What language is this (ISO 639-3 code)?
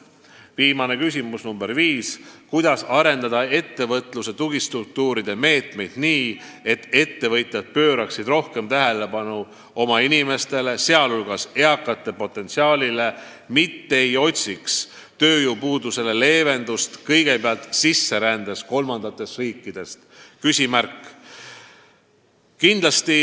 est